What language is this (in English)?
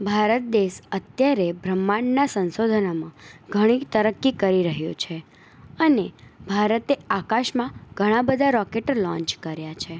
Gujarati